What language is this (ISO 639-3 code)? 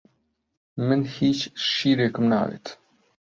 ckb